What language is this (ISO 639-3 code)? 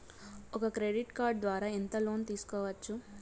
tel